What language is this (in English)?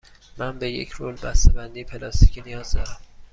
Persian